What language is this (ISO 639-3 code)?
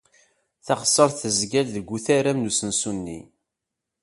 kab